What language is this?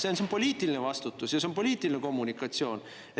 Estonian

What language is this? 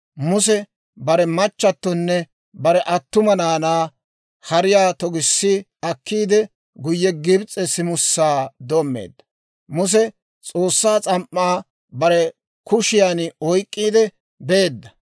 Dawro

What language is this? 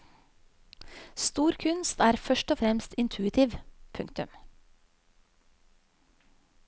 Norwegian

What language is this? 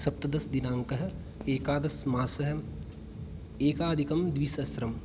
Sanskrit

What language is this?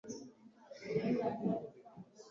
Kinyarwanda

